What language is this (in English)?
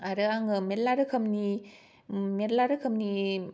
Bodo